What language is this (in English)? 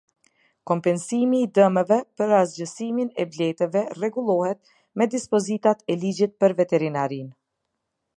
Albanian